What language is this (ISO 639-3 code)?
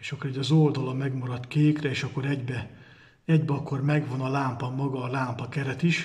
hun